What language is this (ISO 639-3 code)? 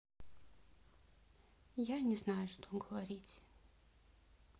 rus